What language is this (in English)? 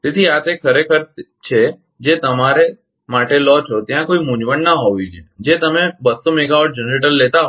Gujarati